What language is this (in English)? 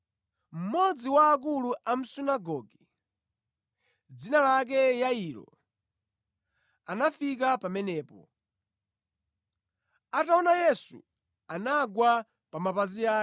Nyanja